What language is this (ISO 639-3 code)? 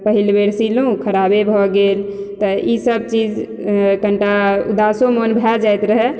mai